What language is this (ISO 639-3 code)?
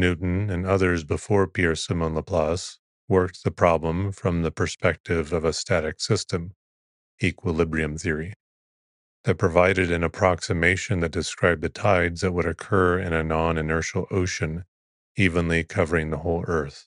eng